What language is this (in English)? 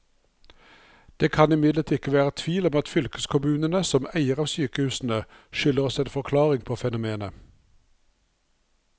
Norwegian